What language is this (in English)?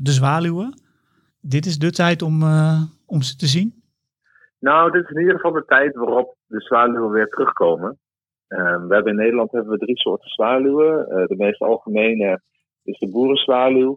Dutch